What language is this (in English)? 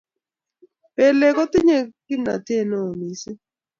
Kalenjin